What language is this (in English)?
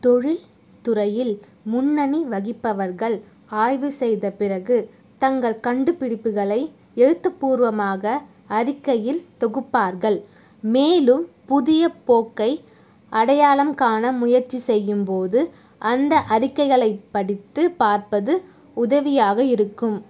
Tamil